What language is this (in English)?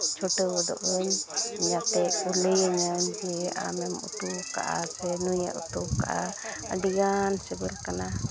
Santali